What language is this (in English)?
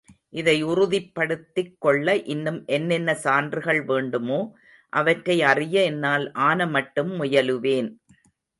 Tamil